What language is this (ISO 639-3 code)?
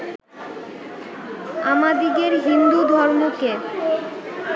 ben